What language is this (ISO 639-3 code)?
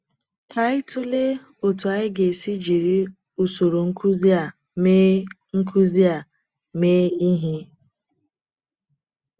ibo